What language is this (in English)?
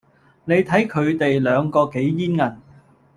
Cantonese